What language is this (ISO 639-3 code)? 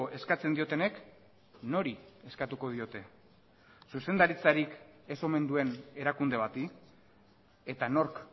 eus